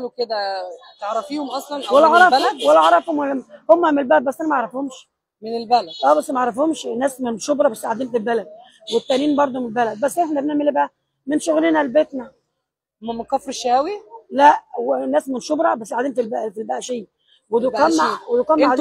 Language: Arabic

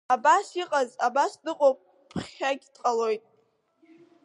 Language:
Abkhazian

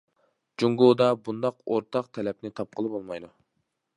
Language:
Uyghur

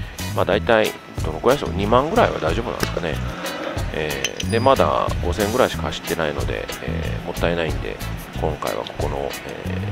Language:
Japanese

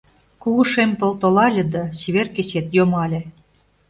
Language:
Mari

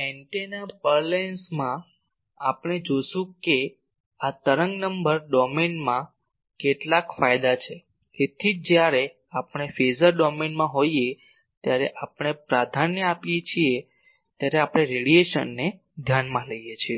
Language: Gujarati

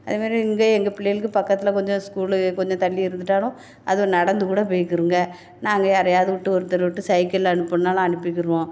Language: Tamil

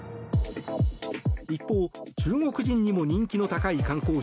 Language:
Japanese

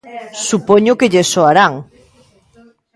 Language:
Galician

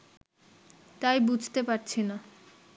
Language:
Bangla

